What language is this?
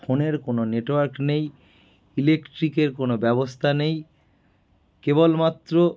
Bangla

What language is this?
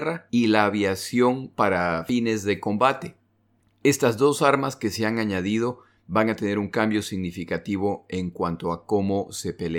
Spanish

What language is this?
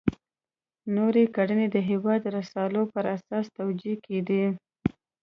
Pashto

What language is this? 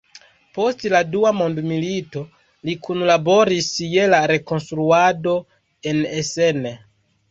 Esperanto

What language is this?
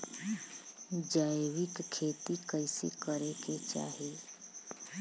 Bhojpuri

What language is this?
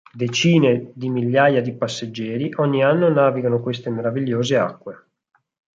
Italian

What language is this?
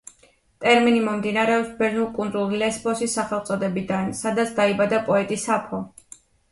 Georgian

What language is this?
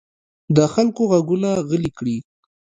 Pashto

